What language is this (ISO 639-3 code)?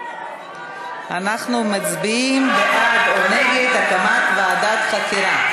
heb